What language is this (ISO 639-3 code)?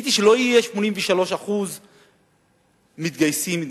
heb